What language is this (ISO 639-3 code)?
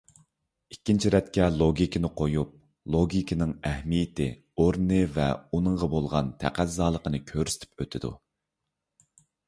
uig